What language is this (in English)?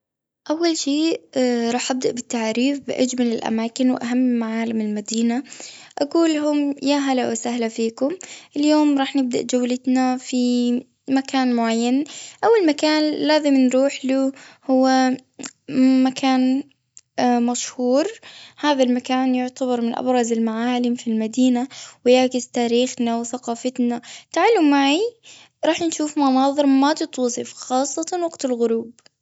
Gulf Arabic